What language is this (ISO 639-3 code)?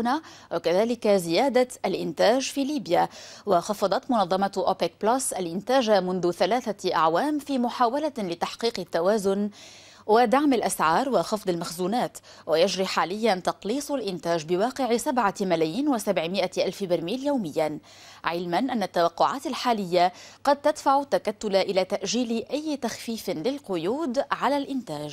ara